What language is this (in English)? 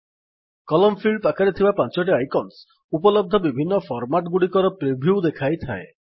Odia